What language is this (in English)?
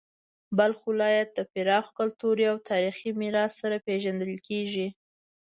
Pashto